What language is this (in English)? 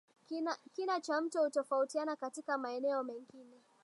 Swahili